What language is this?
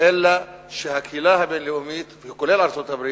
Hebrew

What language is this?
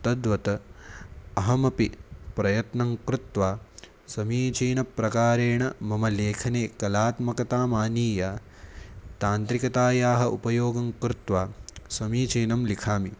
Sanskrit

